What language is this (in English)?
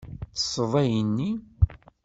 Kabyle